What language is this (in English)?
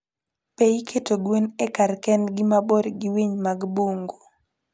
Luo (Kenya and Tanzania)